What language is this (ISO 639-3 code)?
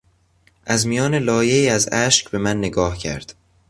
fas